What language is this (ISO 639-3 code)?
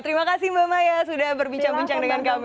ind